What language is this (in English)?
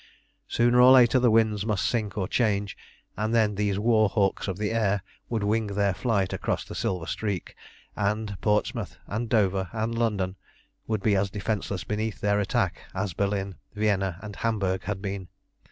English